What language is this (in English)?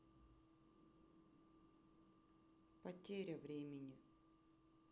Russian